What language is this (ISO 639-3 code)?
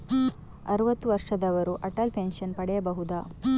kan